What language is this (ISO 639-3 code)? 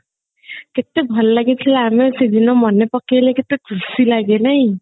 ori